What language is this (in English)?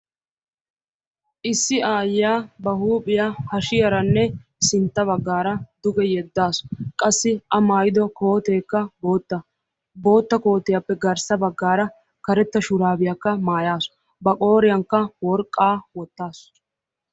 Wolaytta